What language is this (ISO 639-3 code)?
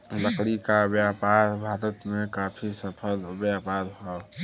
bho